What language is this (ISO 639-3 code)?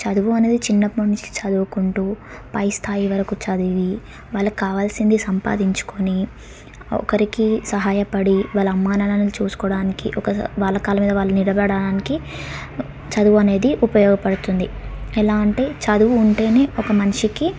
tel